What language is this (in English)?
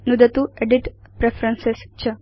Sanskrit